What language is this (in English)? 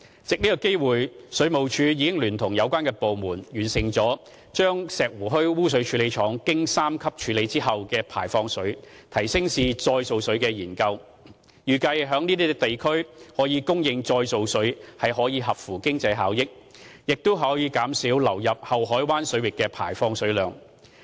Cantonese